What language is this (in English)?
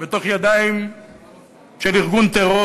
Hebrew